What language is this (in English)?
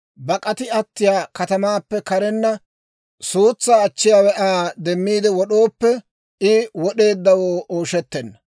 Dawro